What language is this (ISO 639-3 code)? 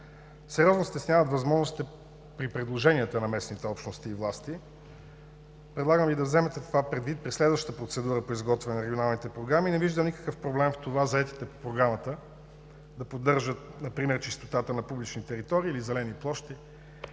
bul